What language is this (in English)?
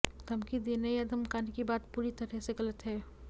Hindi